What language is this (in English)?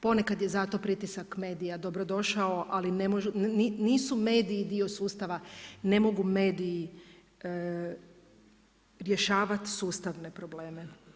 Croatian